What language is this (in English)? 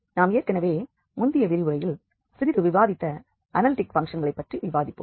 Tamil